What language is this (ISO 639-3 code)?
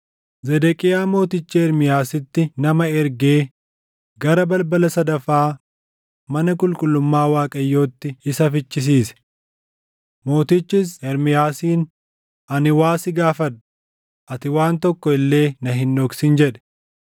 orm